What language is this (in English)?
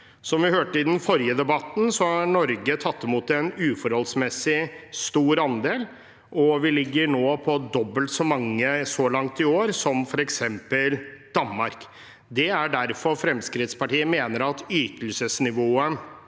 Norwegian